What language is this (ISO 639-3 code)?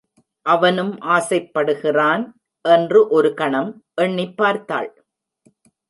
tam